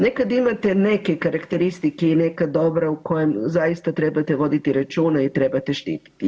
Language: Croatian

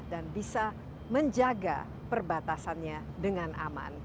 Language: Indonesian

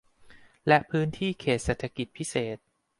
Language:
Thai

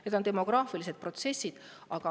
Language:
Estonian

